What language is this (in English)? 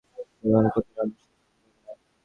Bangla